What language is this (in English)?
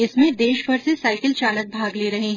Hindi